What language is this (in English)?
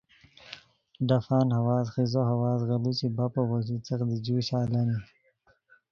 Khowar